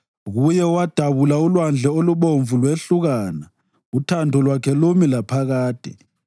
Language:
North Ndebele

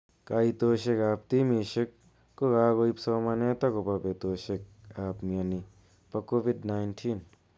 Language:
Kalenjin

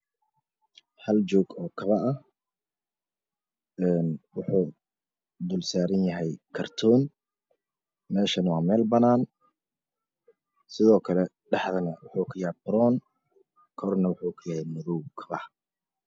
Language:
Somali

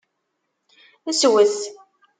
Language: Kabyle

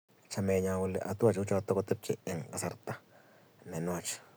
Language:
Kalenjin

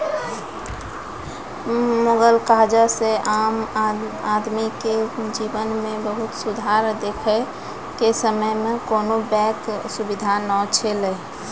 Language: Maithili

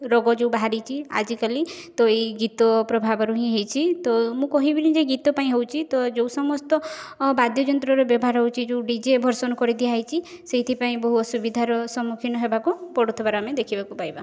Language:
Odia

